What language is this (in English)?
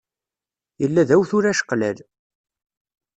Kabyle